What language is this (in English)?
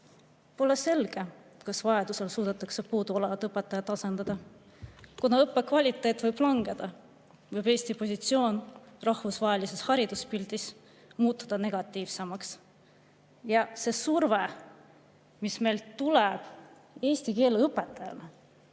Estonian